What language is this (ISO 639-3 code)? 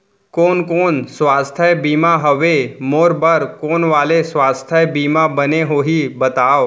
hne